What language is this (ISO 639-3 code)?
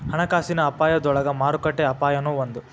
kan